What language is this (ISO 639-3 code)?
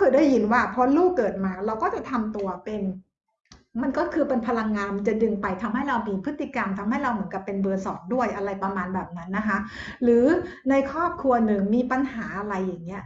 tha